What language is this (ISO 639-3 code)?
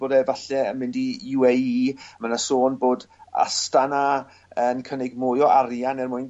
cym